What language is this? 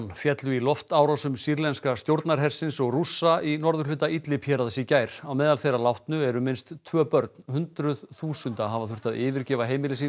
Icelandic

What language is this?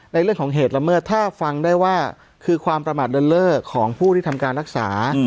Thai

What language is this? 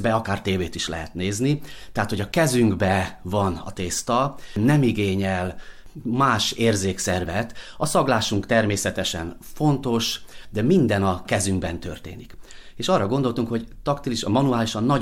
Hungarian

